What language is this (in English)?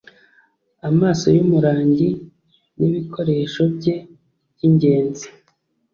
Kinyarwanda